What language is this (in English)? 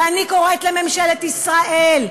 Hebrew